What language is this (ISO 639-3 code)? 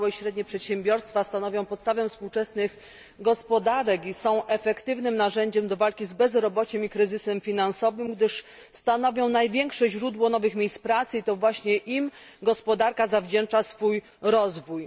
pol